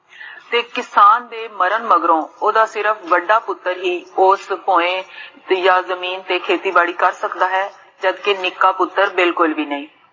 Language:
Punjabi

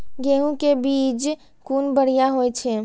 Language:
Maithili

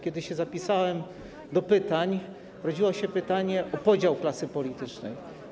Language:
Polish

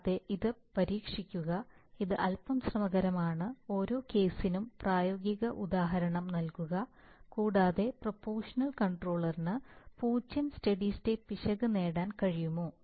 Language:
Malayalam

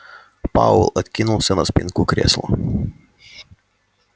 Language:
Russian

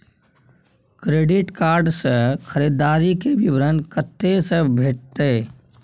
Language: Maithili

